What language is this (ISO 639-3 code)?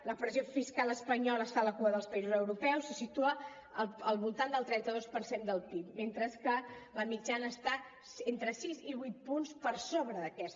cat